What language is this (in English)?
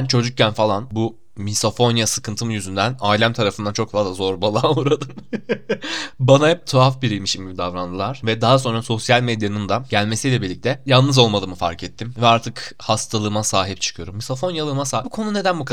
Turkish